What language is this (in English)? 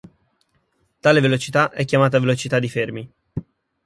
Italian